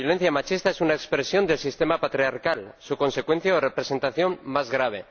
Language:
Spanish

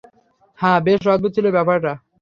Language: Bangla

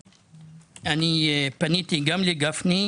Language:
Hebrew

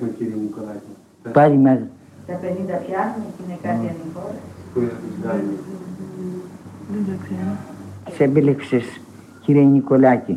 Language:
Greek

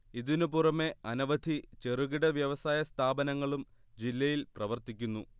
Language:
Malayalam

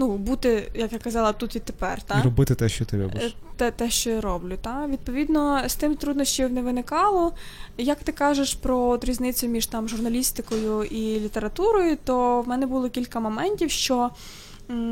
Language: Ukrainian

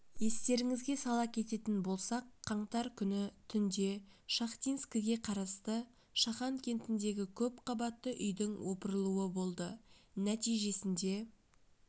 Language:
Kazakh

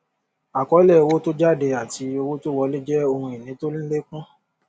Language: Yoruba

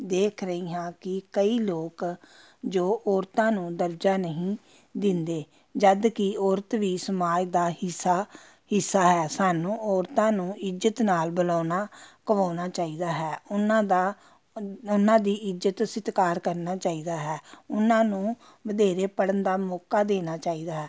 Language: Punjabi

